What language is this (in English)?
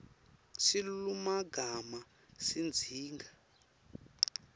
Swati